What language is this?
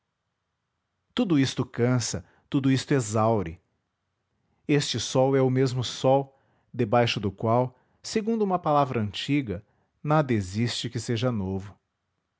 Portuguese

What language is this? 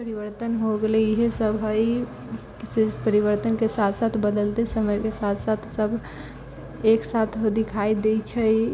Maithili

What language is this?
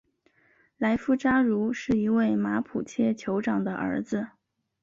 Chinese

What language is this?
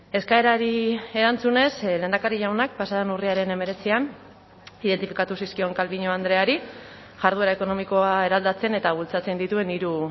Basque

